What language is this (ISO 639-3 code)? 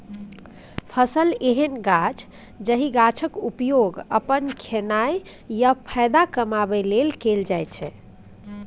mai